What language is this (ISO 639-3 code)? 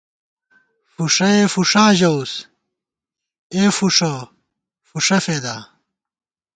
gwt